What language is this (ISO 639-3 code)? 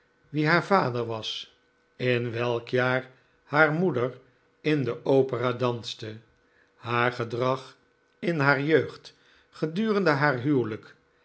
nld